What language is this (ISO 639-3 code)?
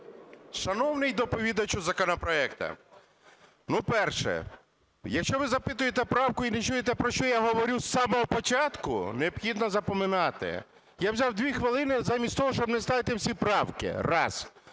ukr